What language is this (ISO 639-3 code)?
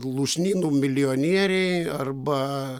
lit